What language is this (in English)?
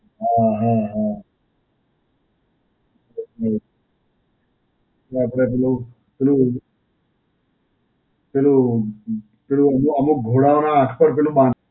Gujarati